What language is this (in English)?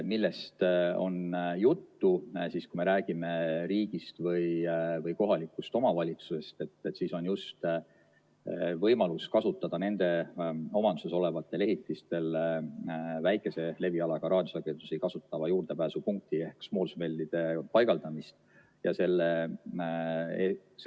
Estonian